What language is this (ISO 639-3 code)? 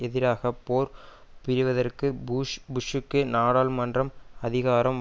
tam